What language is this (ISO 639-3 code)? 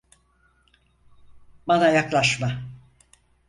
tur